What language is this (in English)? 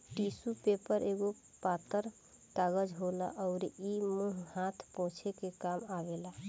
Bhojpuri